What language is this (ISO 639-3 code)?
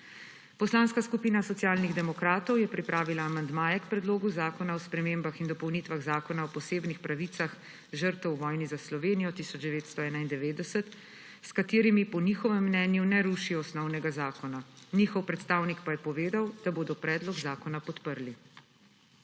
slv